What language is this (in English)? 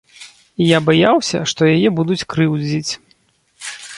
Belarusian